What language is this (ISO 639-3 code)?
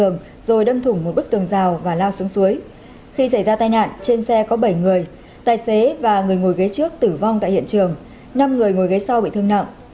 vie